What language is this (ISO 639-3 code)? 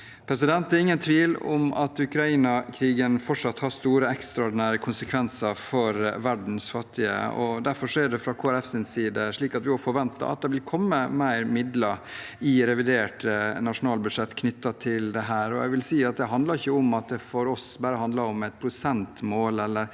nor